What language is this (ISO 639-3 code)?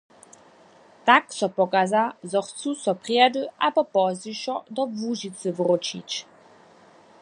hsb